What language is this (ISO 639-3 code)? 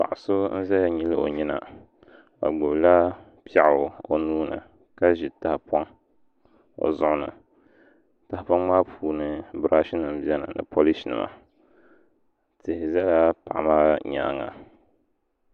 dag